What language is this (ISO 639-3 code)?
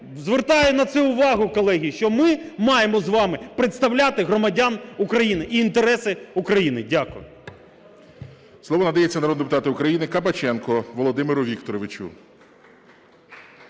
ukr